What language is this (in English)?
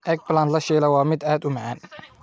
Somali